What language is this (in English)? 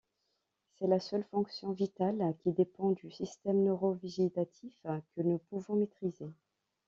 French